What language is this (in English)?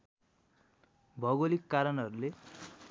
Nepali